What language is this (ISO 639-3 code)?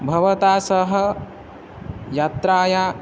san